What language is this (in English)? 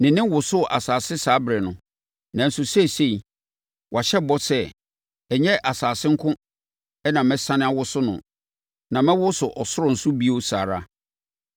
Akan